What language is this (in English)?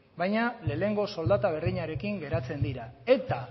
Basque